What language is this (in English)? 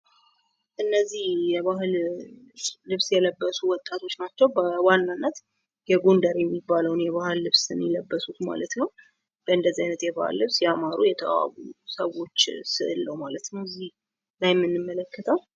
Amharic